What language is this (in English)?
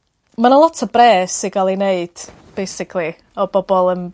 Welsh